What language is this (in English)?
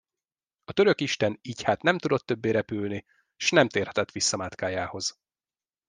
Hungarian